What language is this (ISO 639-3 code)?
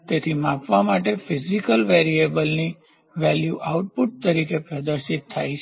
guj